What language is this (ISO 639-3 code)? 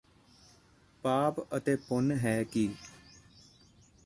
pan